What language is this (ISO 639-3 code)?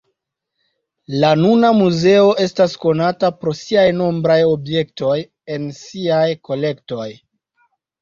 epo